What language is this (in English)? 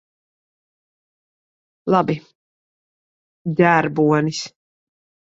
Latvian